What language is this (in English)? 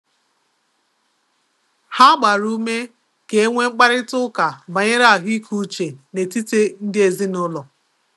Igbo